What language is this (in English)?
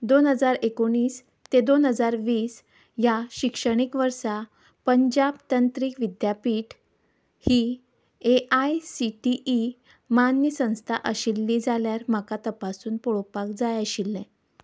Konkani